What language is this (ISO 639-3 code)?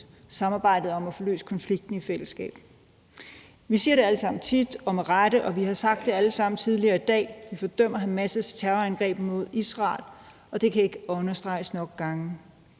dan